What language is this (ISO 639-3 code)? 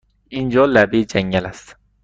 fas